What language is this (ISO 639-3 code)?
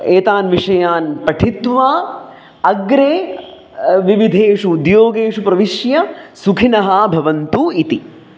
san